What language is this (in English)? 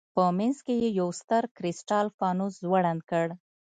Pashto